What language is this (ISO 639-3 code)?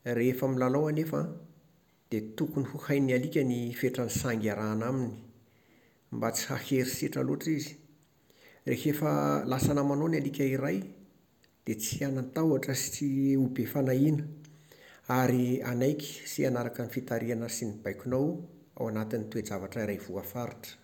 mlg